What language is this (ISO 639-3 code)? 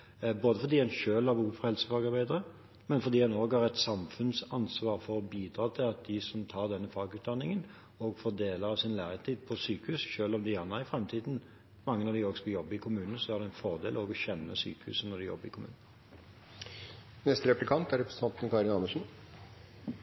nob